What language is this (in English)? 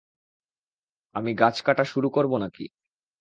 Bangla